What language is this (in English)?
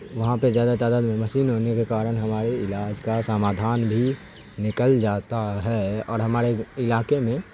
Urdu